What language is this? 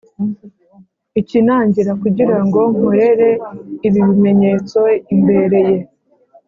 Kinyarwanda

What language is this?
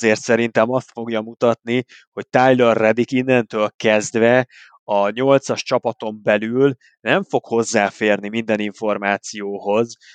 Hungarian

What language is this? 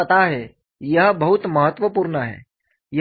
Hindi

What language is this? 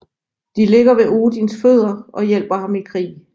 Danish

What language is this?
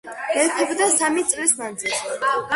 Georgian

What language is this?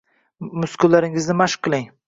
Uzbek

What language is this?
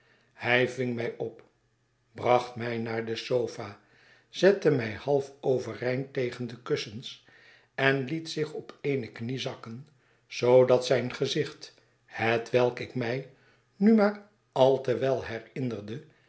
Dutch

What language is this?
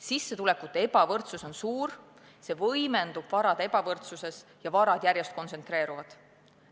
Estonian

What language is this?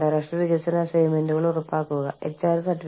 Malayalam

